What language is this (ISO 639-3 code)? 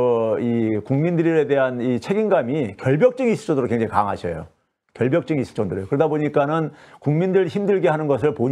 kor